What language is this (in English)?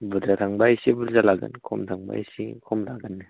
Bodo